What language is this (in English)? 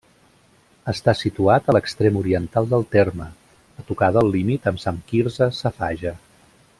Catalan